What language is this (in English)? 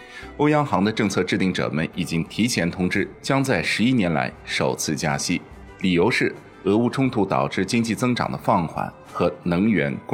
Chinese